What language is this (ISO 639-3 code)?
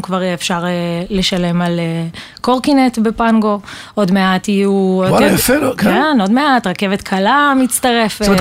heb